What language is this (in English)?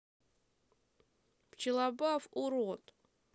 Russian